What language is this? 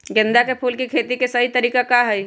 Magahi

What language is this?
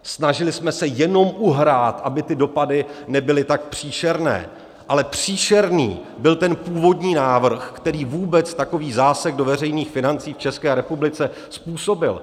Czech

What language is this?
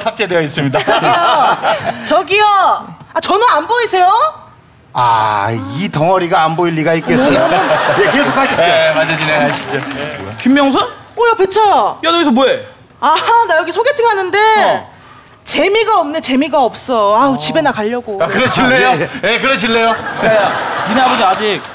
Korean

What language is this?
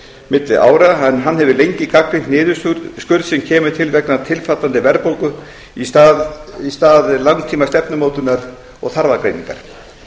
Icelandic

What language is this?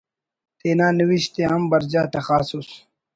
Brahui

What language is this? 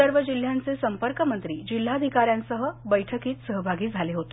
Marathi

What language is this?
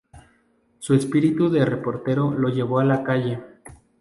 Spanish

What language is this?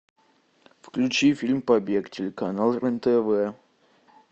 Russian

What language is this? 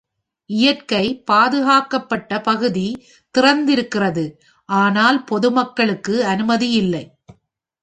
Tamil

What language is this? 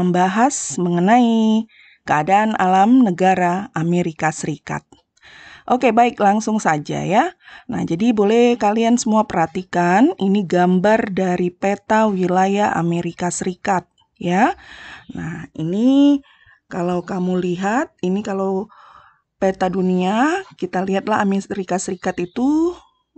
Indonesian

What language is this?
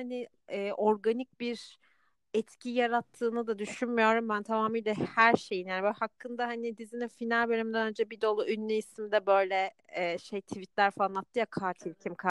Turkish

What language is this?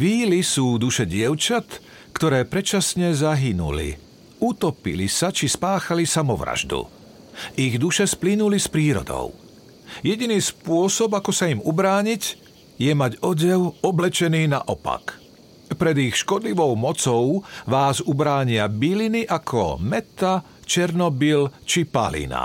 Slovak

